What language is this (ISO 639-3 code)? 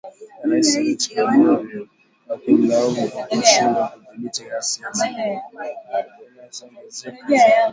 swa